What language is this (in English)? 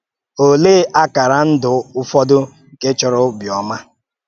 Igbo